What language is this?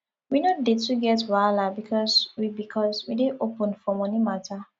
Nigerian Pidgin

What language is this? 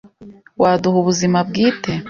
Kinyarwanda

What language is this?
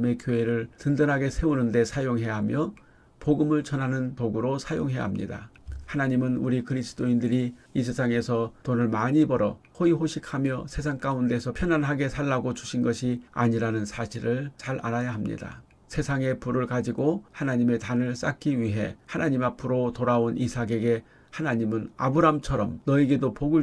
Korean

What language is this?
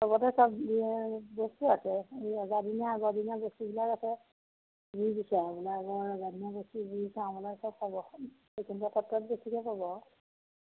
Assamese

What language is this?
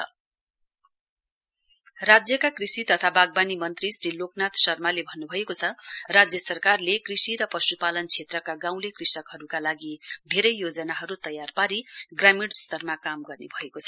Nepali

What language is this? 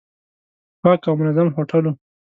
Pashto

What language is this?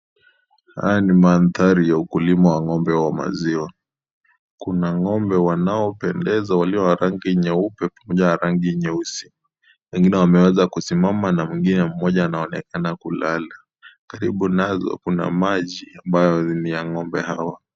Swahili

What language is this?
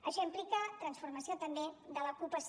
Catalan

